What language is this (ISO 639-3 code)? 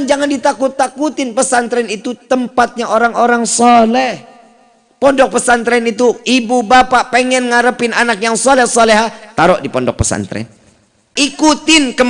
ind